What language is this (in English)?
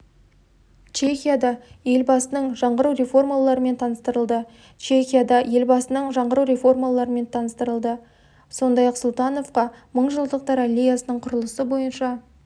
Kazakh